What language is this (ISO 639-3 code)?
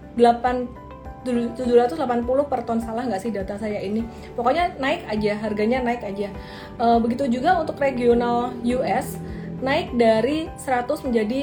ind